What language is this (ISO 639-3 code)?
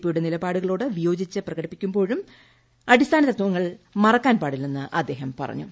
mal